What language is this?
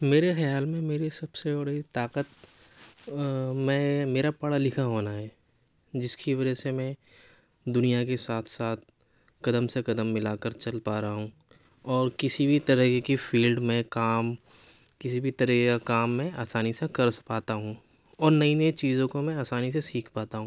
Urdu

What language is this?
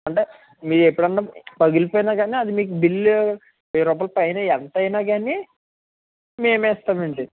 Telugu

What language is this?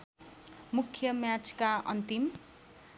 Nepali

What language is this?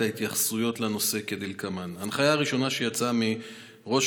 Hebrew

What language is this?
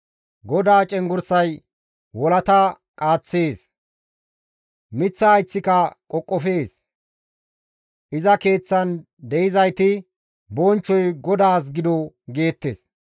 Gamo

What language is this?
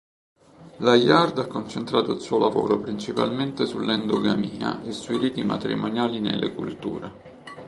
Italian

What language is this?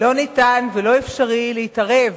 Hebrew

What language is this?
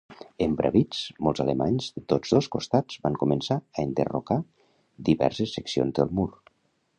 Catalan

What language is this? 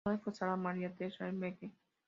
Spanish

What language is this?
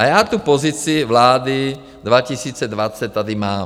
Czech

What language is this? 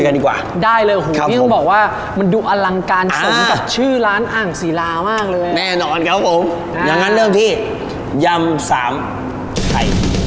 Thai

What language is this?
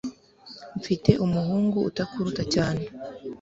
Kinyarwanda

